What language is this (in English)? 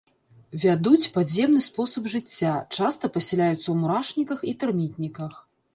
Belarusian